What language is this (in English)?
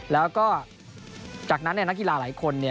Thai